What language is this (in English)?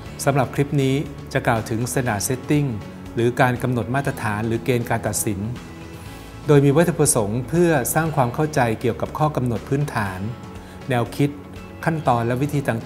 Thai